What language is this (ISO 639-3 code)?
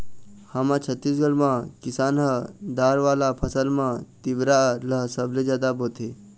hne